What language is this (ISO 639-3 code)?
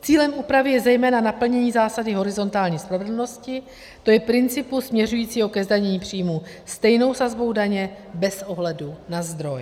ces